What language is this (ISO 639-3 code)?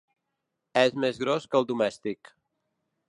cat